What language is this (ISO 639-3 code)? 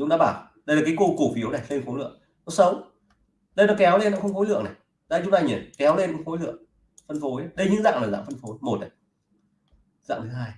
vie